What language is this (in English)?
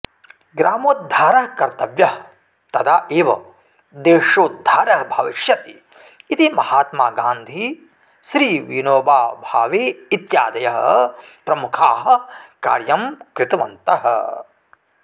Sanskrit